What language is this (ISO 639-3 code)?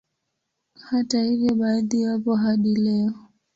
swa